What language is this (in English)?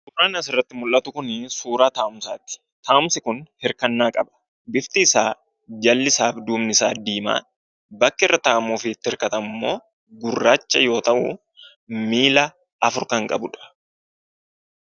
Oromo